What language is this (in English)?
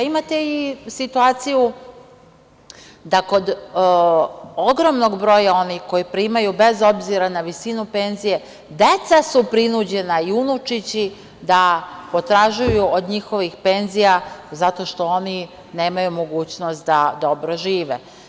Serbian